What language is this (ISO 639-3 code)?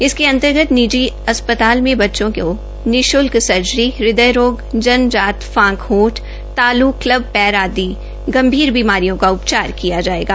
hin